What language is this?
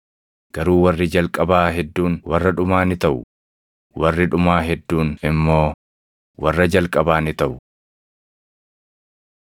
Oromo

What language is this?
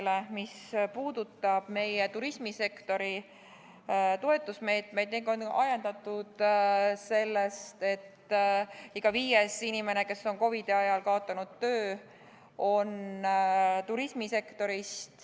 Estonian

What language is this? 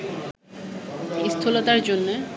Bangla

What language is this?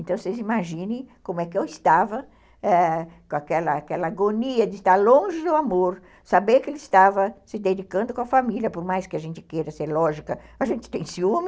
Portuguese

